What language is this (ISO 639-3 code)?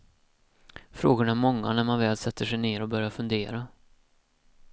swe